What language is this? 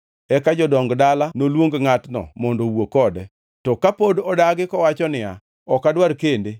Luo (Kenya and Tanzania)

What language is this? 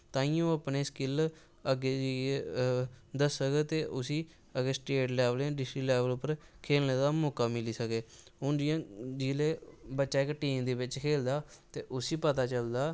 Dogri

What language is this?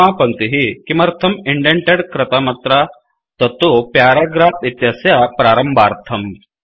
Sanskrit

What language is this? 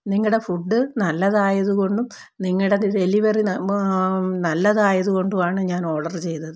Malayalam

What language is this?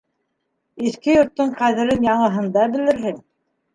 Bashkir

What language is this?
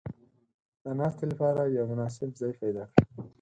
Pashto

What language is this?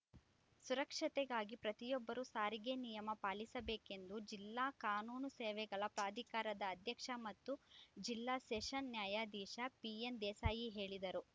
Kannada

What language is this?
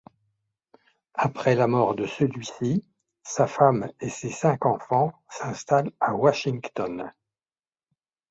French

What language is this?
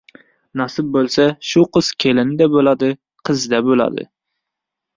Uzbek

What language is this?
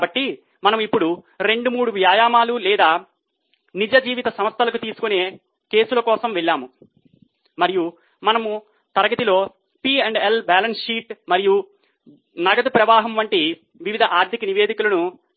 Telugu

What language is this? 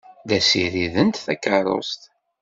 Kabyle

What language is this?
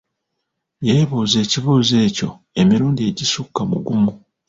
Ganda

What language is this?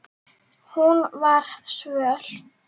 Icelandic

